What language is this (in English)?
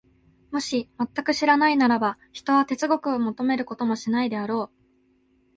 Japanese